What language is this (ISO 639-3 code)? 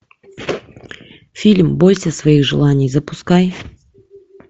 rus